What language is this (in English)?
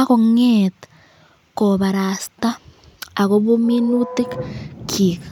Kalenjin